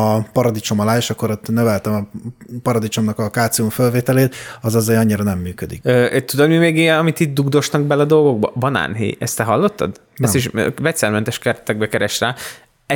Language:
Hungarian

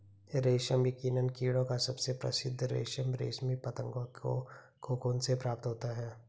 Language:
Hindi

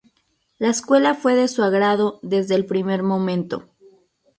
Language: Spanish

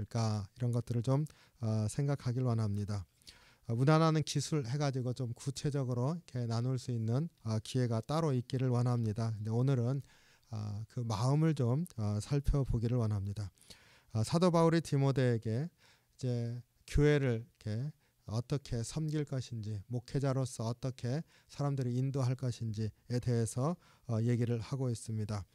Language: Korean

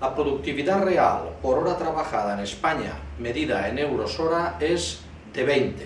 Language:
Spanish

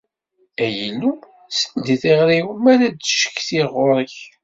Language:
Kabyle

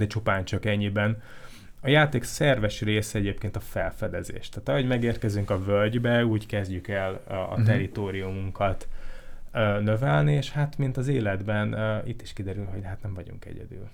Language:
Hungarian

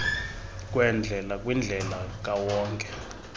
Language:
Xhosa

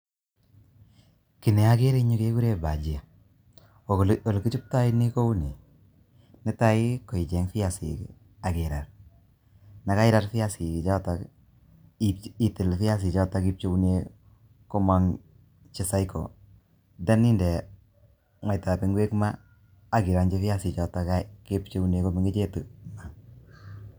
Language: Kalenjin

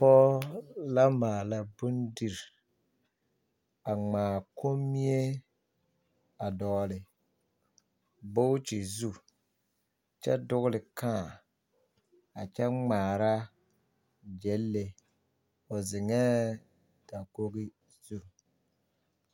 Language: Southern Dagaare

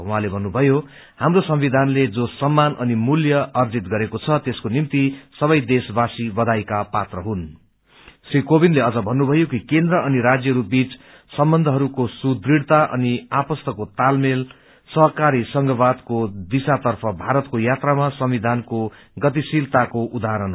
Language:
Nepali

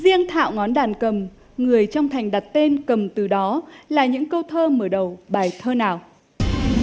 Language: Vietnamese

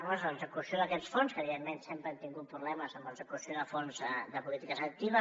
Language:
Catalan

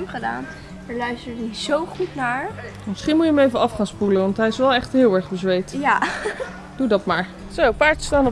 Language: Dutch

